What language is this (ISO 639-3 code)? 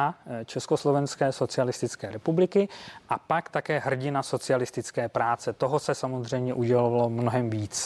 ces